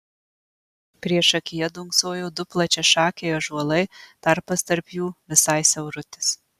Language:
Lithuanian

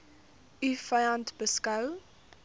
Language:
Afrikaans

